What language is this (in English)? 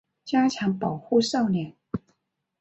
Chinese